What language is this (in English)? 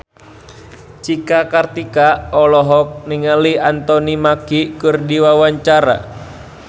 Sundanese